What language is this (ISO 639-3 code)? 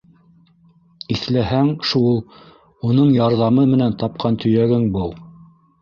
bak